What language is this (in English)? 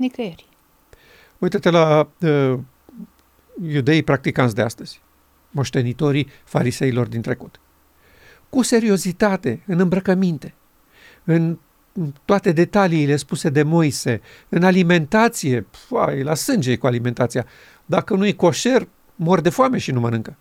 Romanian